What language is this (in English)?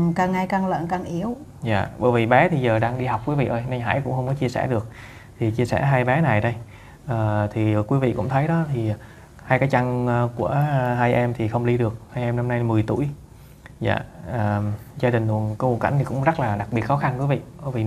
Vietnamese